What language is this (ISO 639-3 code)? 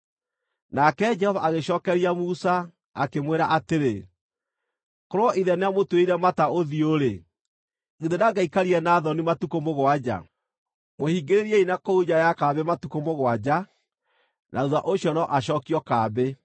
kik